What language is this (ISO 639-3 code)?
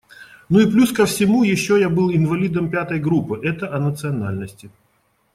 rus